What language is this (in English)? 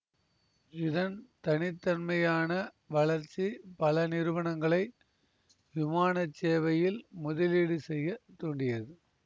Tamil